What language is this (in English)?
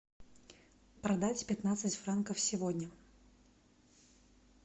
Russian